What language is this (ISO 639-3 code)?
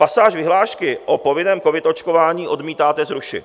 ces